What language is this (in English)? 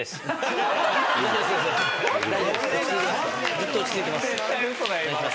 Japanese